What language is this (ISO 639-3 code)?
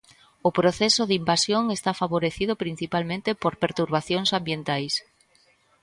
glg